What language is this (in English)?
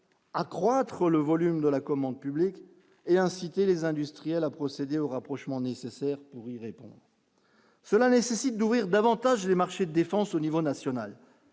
French